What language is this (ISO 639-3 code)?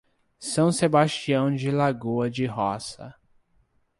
por